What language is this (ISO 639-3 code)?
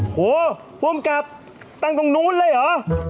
tha